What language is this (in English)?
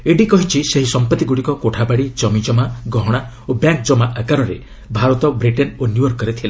Odia